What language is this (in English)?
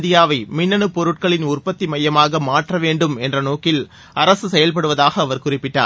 Tamil